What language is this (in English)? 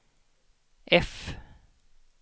Swedish